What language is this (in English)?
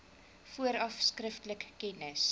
Afrikaans